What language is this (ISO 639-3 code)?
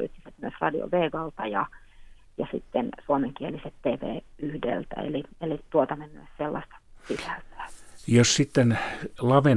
fin